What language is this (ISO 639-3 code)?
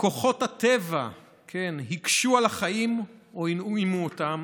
heb